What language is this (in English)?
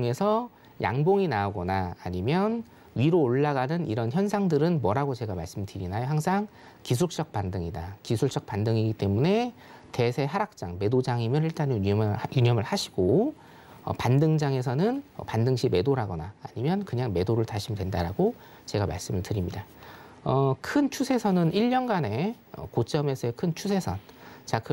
Korean